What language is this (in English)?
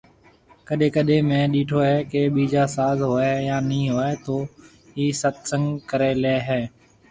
Marwari (Pakistan)